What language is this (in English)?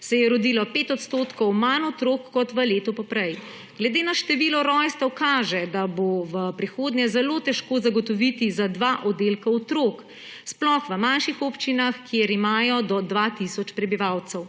Slovenian